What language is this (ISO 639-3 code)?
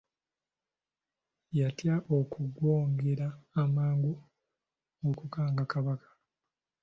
lug